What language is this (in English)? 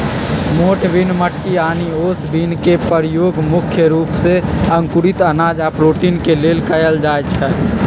Magahi